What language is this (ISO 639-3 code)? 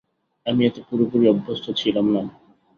ben